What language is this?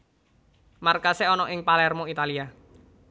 Javanese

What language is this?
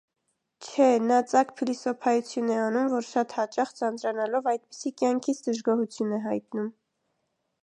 Armenian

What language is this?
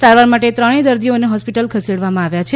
Gujarati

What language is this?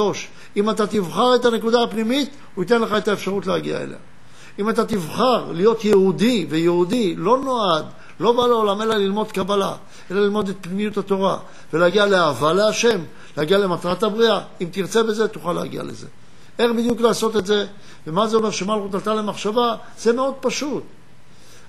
Hebrew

